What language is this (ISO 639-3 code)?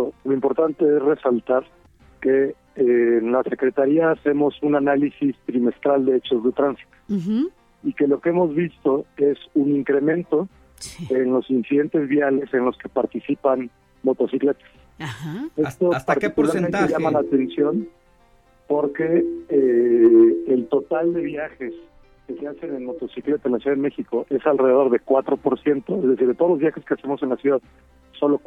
spa